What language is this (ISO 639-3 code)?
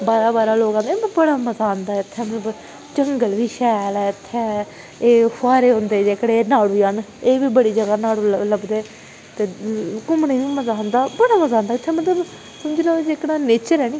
doi